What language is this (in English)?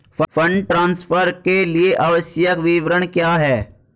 Hindi